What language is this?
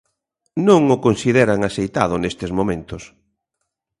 Galician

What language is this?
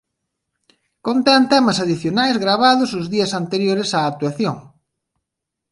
Galician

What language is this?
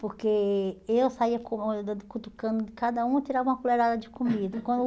Portuguese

